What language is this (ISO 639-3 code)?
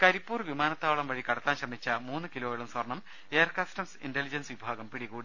mal